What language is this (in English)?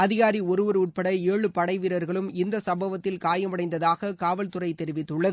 Tamil